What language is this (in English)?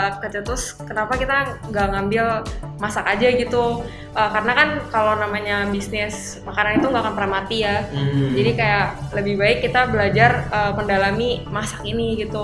Indonesian